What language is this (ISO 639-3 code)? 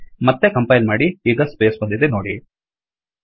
kan